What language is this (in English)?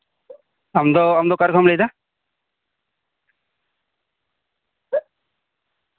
Santali